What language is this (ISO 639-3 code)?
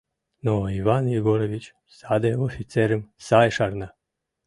chm